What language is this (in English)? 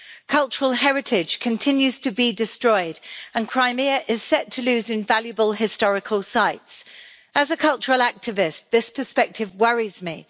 English